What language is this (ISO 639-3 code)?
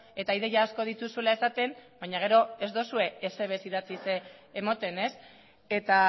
eus